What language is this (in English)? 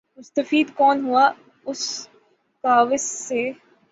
Urdu